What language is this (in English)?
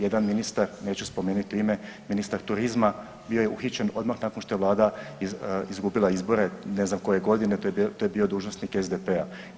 Croatian